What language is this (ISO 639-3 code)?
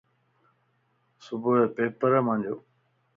lss